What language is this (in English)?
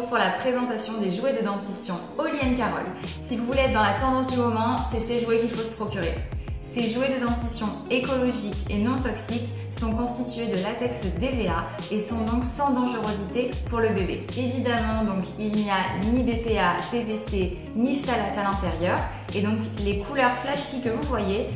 French